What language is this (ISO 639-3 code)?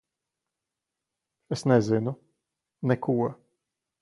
lav